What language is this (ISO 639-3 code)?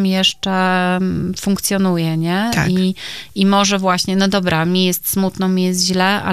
pol